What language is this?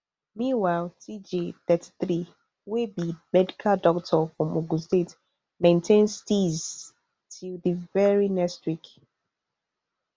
Nigerian Pidgin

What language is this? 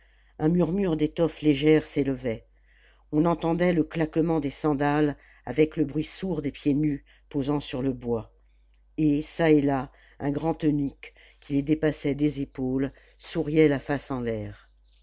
French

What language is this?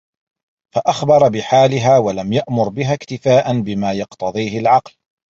Arabic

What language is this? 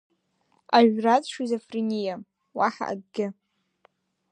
Abkhazian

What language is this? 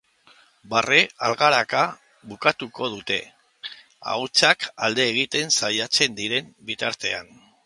Basque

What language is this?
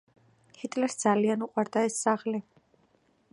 Georgian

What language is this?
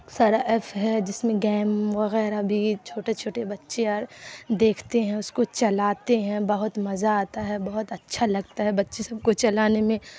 Urdu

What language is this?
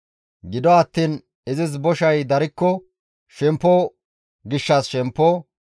Gamo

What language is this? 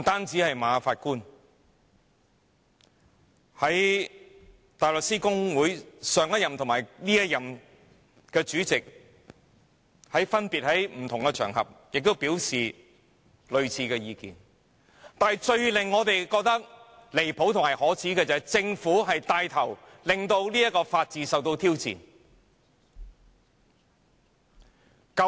Cantonese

